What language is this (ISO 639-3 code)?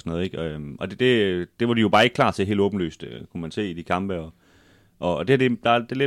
dan